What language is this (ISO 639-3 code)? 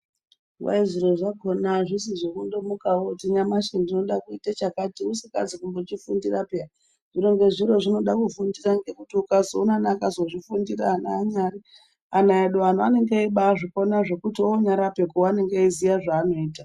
ndc